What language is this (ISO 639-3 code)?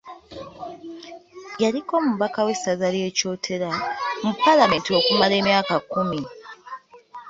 lug